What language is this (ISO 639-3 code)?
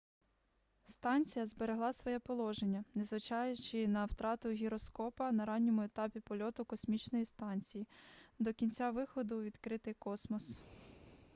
ukr